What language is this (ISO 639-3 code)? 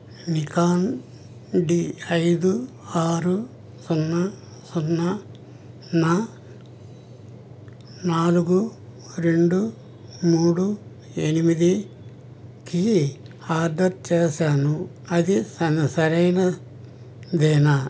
tel